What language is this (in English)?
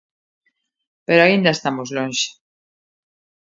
Galician